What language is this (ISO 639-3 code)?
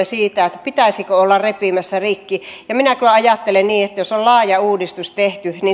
fin